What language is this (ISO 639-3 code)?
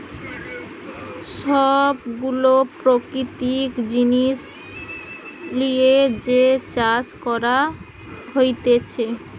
ben